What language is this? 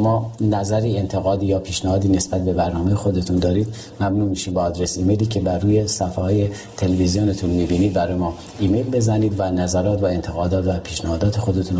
Persian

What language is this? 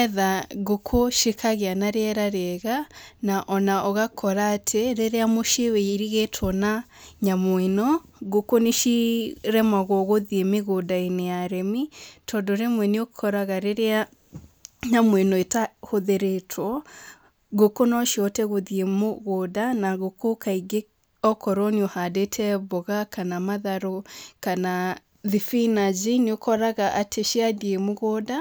Kikuyu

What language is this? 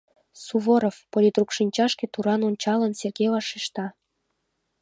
Mari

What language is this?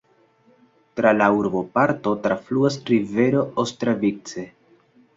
Esperanto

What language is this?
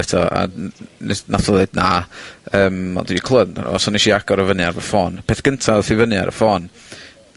Welsh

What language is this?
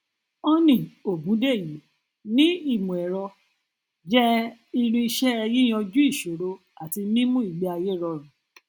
Yoruba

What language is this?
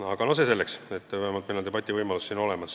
Estonian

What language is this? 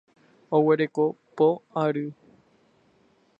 Guarani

